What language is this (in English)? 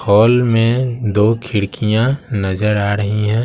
Hindi